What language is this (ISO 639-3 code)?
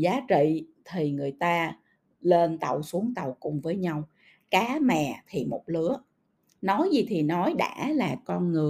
vie